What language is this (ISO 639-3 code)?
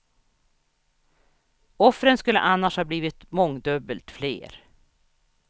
swe